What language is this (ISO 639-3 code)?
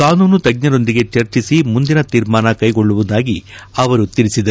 kan